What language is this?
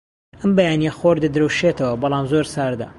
Central Kurdish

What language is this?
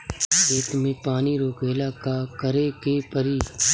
Bhojpuri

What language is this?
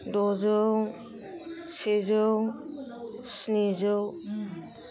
Bodo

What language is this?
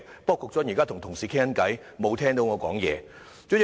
Cantonese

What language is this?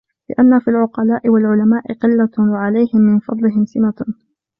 Arabic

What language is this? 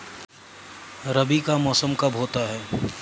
Hindi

